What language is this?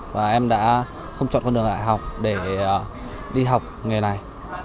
Vietnamese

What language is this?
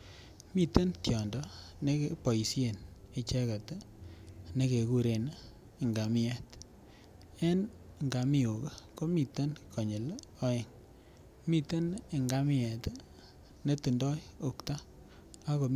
Kalenjin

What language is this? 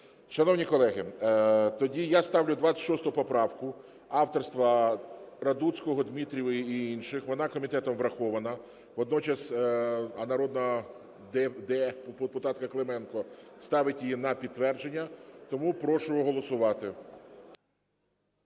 Ukrainian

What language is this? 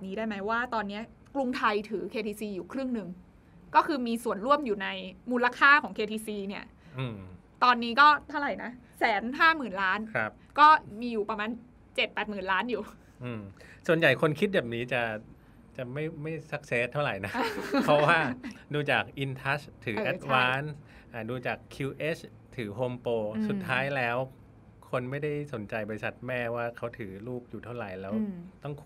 Thai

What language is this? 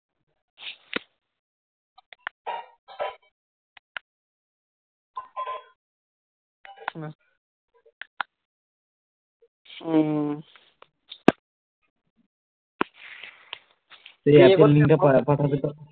Bangla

